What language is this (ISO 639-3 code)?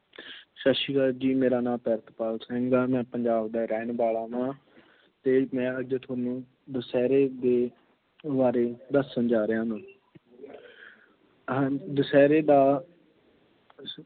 pan